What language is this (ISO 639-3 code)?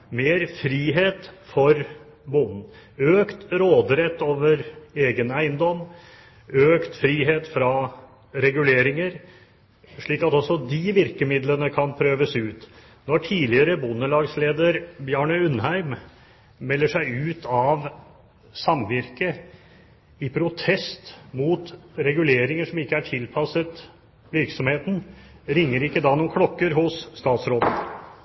nob